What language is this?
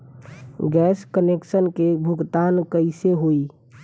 Bhojpuri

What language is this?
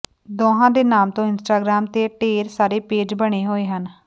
Punjabi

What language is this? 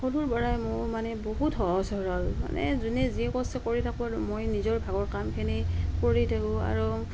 Assamese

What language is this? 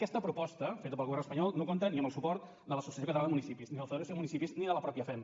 Catalan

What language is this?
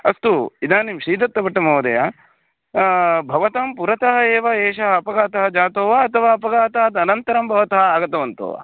Sanskrit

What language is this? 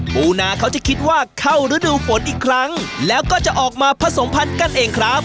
Thai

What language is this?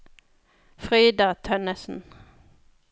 Norwegian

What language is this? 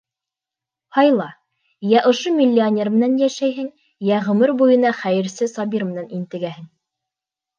Bashkir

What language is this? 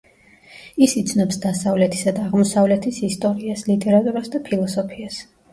Georgian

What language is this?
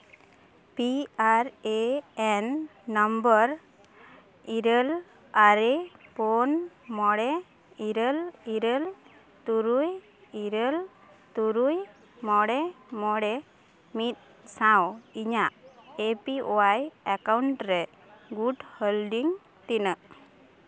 Santali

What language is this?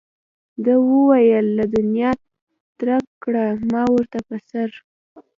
Pashto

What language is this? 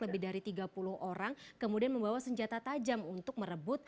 Indonesian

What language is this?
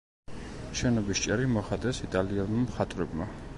Georgian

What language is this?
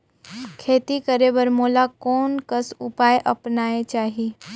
Chhattisgarhi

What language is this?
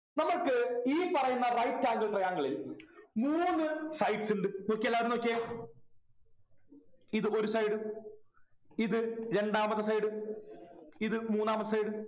Malayalam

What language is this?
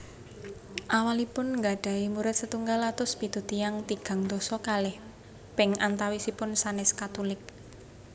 Javanese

